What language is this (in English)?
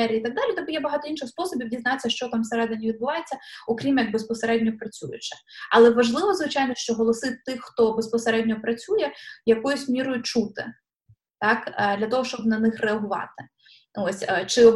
Ukrainian